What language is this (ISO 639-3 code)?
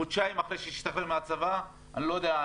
heb